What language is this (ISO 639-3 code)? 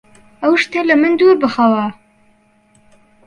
ckb